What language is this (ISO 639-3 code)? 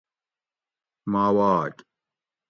gwc